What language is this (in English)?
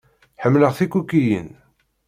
Kabyle